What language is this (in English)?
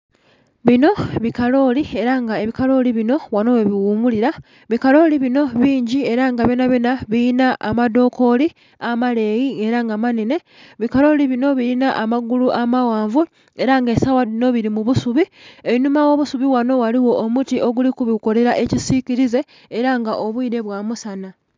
Soga